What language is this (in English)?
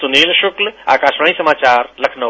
Hindi